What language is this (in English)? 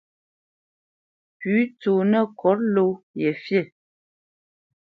Bamenyam